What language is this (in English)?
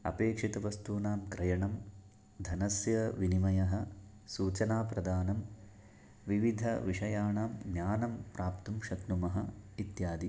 Sanskrit